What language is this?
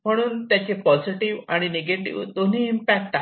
Marathi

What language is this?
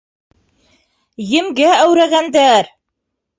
Bashkir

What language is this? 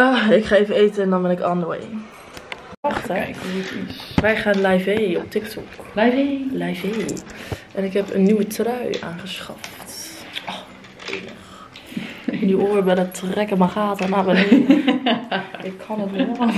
Dutch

